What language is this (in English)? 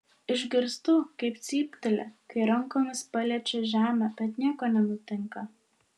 Lithuanian